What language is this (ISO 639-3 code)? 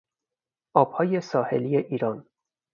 fas